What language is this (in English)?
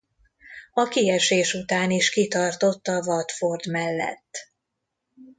Hungarian